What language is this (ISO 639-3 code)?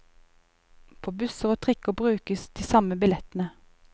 nor